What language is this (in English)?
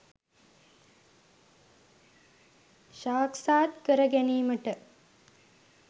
Sinhala